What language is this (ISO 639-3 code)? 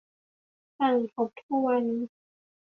tha